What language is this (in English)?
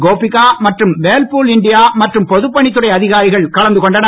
Tamil